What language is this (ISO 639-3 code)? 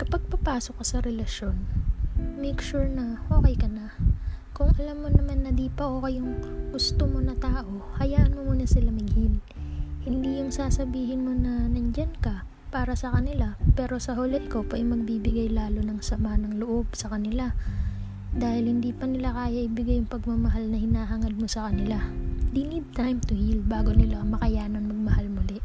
fil